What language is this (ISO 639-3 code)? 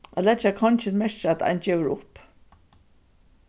fao